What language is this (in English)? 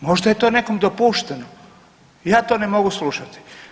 Croatian